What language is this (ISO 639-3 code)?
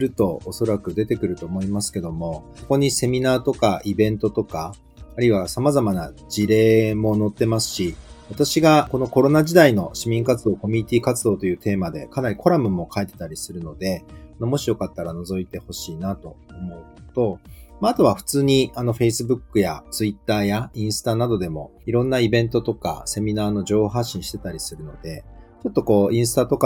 jpn